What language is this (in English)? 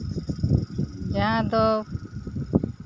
Santali